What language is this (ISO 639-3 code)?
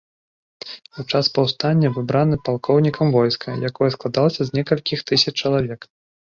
bel